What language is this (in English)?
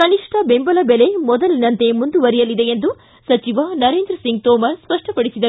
Kannada